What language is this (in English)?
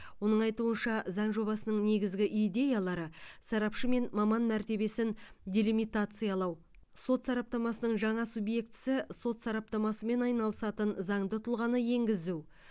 Kazakh